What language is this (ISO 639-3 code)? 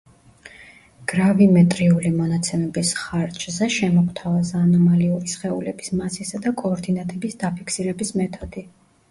kat